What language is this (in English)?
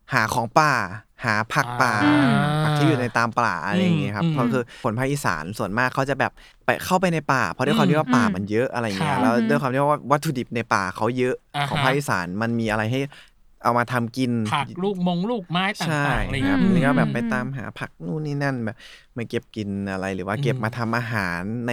Thai